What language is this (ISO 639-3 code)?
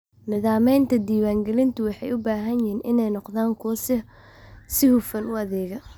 som